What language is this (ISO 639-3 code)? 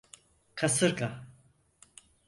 tur